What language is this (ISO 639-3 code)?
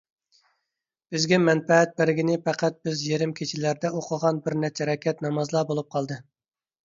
uig